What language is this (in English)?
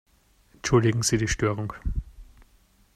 German